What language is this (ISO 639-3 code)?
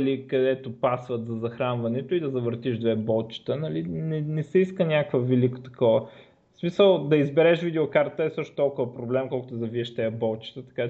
bul